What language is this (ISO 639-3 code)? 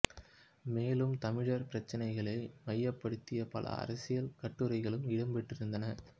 tam